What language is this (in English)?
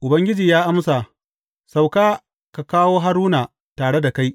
Hausa